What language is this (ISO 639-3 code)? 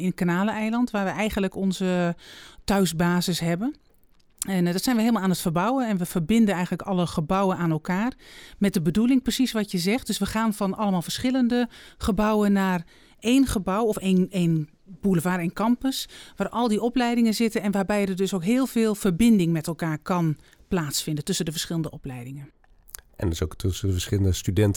nld